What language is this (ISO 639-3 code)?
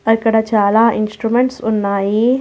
tel